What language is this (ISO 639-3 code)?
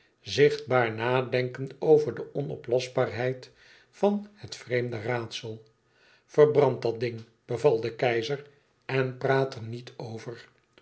nld